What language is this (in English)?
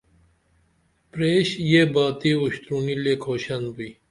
Dameli